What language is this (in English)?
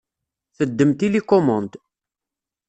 Kabyle